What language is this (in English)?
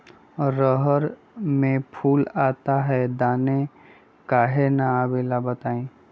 Magahi